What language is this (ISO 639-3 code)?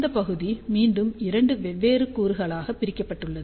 tam